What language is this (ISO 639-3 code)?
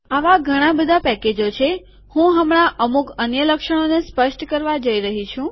guj